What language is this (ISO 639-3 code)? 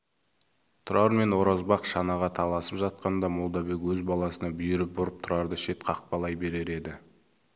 kaz